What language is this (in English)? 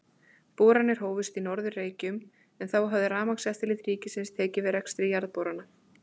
Icelandic